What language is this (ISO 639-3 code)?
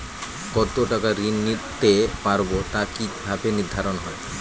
ben